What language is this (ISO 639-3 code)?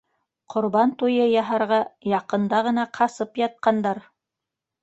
bak